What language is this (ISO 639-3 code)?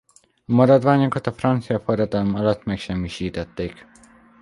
hun